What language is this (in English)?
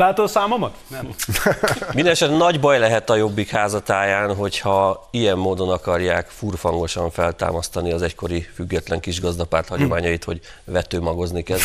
Hungarian